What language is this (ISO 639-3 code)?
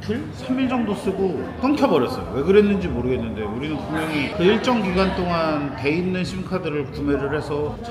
kor